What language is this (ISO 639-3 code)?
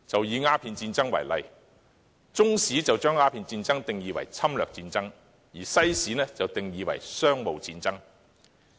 yue